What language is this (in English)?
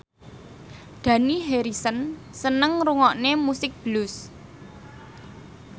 Javanese